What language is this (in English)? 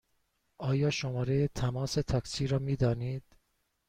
Persian